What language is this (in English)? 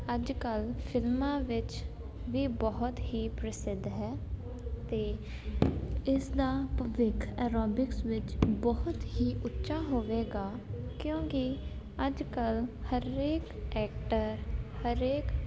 Punjabi